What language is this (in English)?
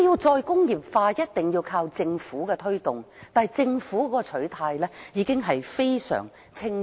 Cantonese